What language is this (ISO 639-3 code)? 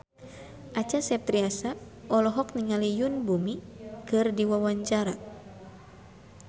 sun